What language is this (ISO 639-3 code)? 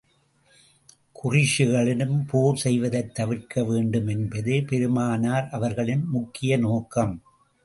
tam